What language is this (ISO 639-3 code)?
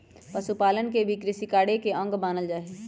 mag